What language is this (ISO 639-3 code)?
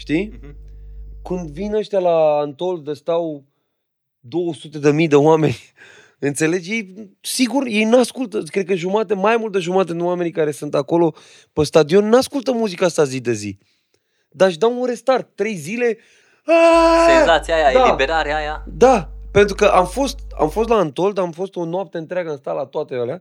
ron